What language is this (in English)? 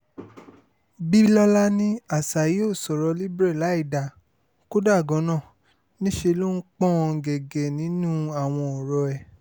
Yoruba